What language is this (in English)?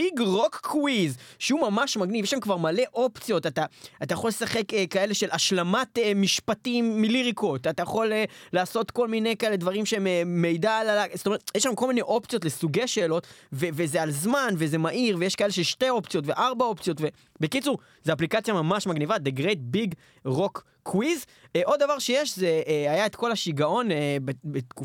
Hebrew